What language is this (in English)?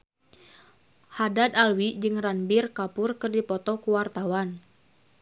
Sundanese